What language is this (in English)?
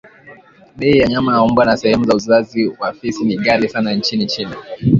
Swahili